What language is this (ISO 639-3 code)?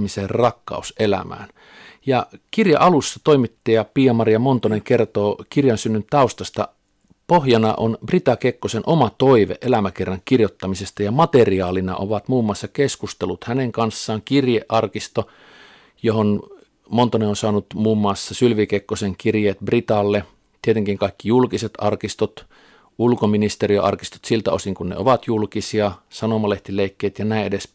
fin